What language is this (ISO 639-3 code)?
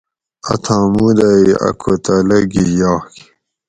gwc